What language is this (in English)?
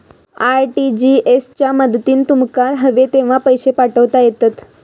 Marathi